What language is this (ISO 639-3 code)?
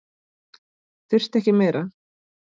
isl